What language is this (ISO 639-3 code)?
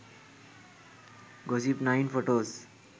sin